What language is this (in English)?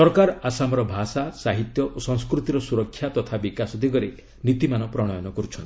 Odia